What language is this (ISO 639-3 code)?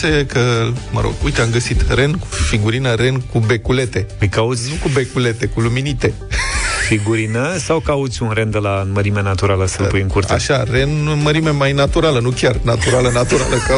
ron